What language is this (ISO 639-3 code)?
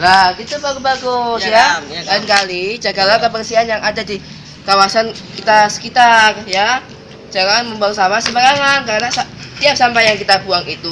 ind